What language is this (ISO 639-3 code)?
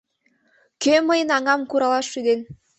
chm